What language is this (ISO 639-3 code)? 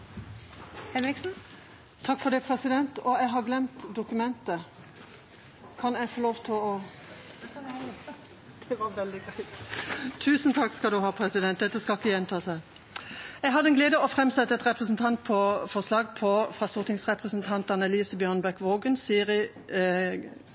nor